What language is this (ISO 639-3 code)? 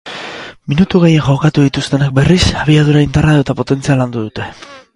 eus